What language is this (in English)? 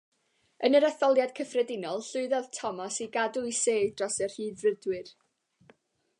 Welsh